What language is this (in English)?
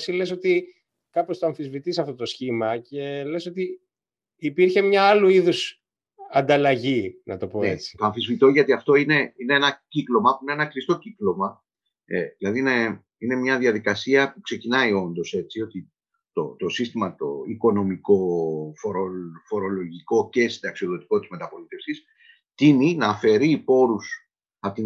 Greek